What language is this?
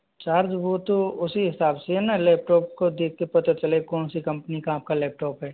Hindi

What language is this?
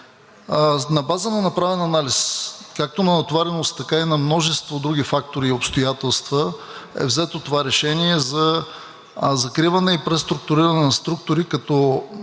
Bulgarian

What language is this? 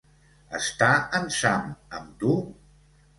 Catalan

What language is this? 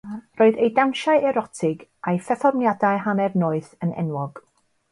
Welsh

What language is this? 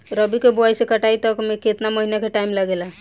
Bhojpuri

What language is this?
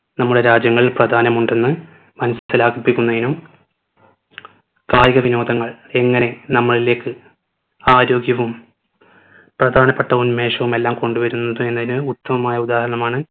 Malayalam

